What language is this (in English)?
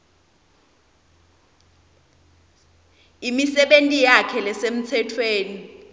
Swati